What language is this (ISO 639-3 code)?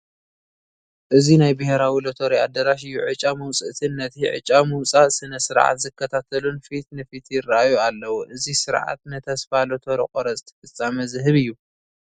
tir